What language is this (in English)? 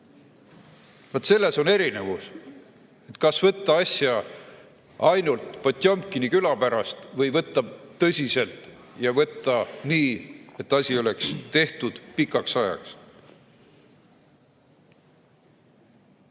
Estonian